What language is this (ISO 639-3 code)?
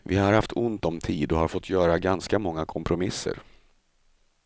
swe